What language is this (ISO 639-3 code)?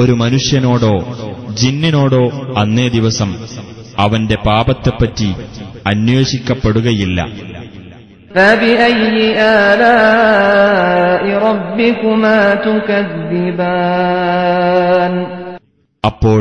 mal